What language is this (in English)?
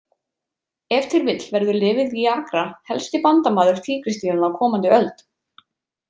Icelandic